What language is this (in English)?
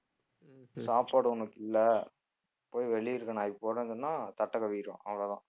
Tamil